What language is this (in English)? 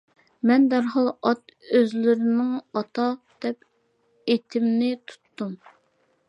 Uyghur